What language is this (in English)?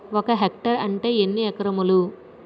Telugu